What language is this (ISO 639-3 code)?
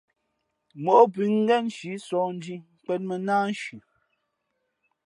fmp